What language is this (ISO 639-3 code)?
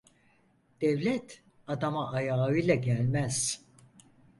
tur